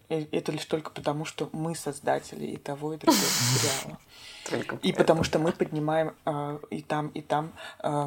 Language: Russian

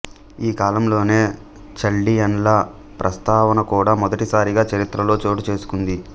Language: Telugu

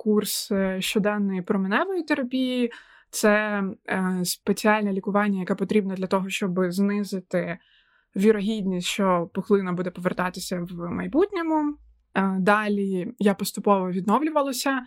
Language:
Ukrainian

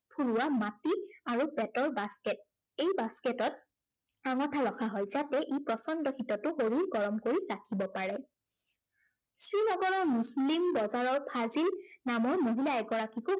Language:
Assamese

